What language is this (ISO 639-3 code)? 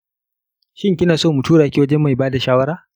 hau